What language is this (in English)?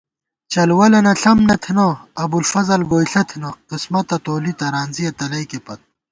Gawar-Bati